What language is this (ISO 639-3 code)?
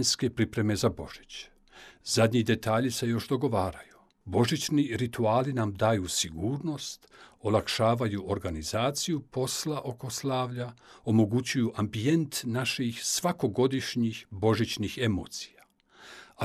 hrv